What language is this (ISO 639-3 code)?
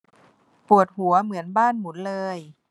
tha